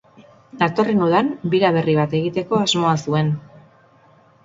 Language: Basque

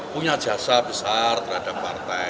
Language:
Indonesian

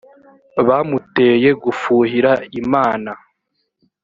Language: Kinyarwanda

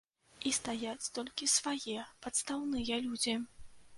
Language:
Belarusian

